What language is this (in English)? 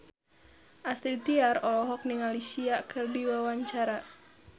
Sundanese